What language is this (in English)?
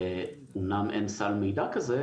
Hebrew